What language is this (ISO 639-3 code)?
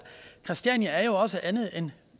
dan